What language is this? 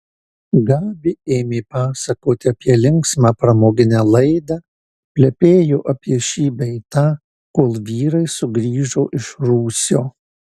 Lithuanian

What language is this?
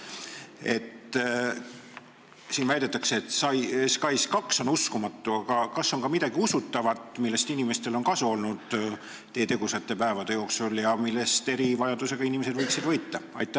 Estonian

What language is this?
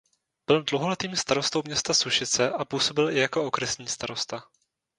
Czech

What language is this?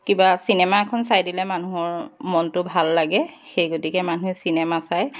Assamese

